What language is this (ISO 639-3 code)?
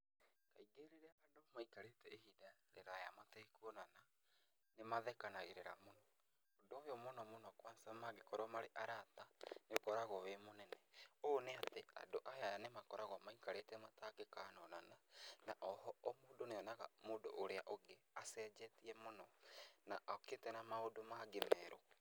kik